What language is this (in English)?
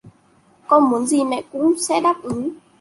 Vietnamese